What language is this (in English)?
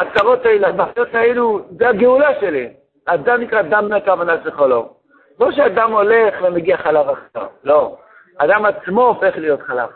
Hebrew